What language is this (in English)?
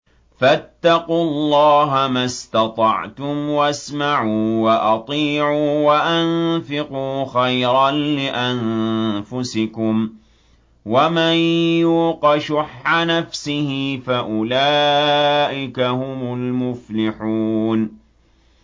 Arabic